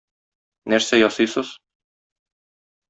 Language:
Tatar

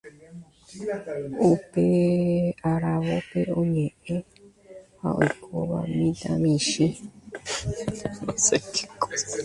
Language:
Guarani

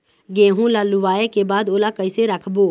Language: Chhattisgarhi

